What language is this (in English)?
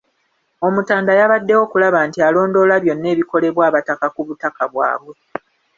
Ganda